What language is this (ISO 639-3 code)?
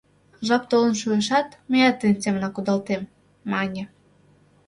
chm